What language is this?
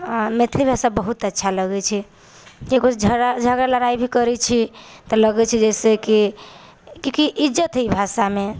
Maithili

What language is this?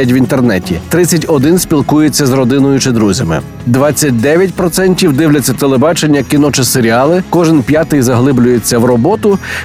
Ukrainian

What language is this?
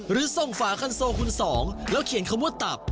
Thai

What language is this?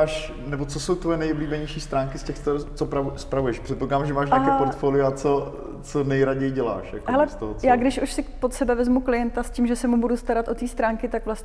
Czech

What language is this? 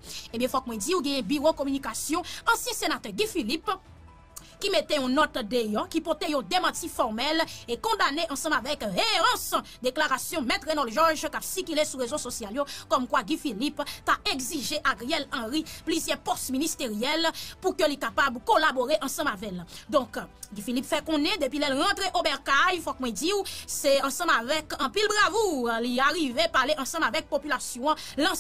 French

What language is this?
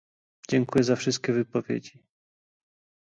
Polish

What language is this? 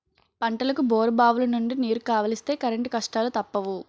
Telugu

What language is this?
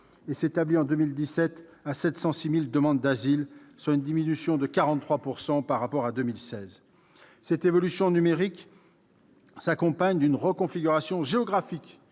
French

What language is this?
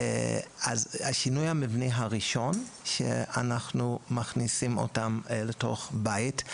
Hebrew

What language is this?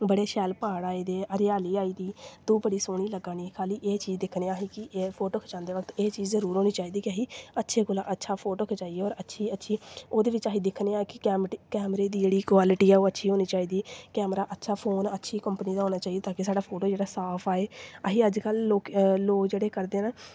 Dogri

